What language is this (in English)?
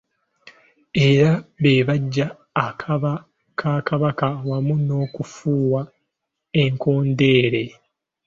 Ganda